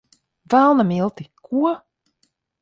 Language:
Latvian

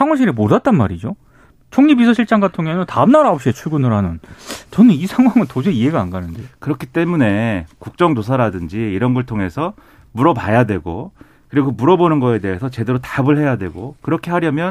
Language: Korean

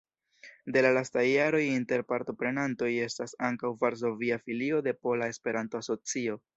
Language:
Esperanto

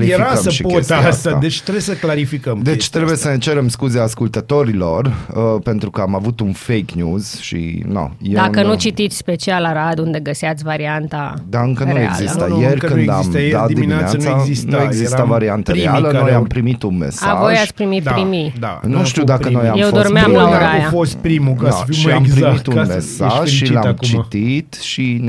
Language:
Romanian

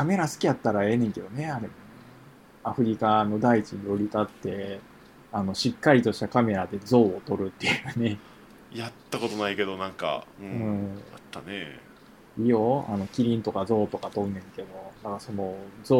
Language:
Japanese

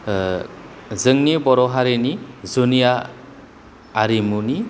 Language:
Bodo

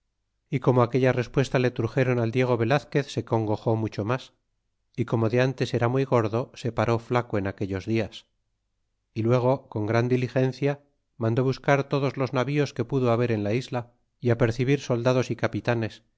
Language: Spanish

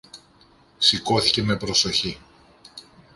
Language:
Greek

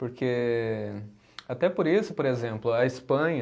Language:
Portuguese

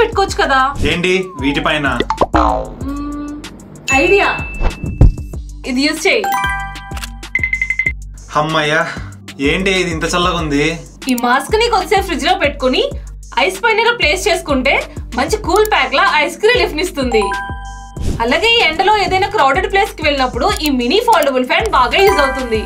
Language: Telugu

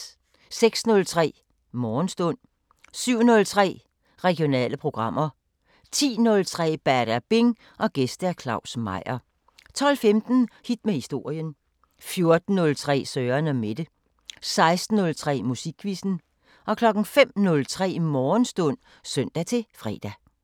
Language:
Danish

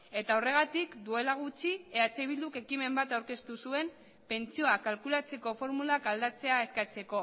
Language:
Basque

